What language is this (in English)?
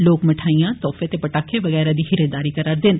Dogri